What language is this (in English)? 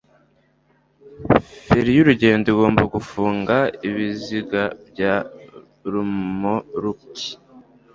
Kinyarwanda